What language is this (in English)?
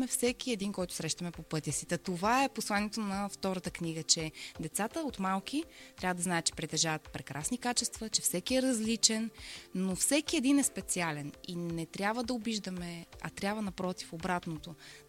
Bulgarian